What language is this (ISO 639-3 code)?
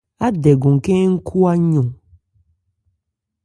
ebr